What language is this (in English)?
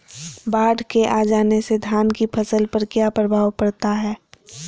Magahi